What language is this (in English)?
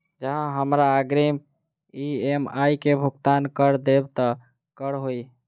Maithili